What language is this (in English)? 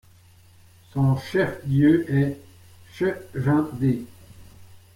French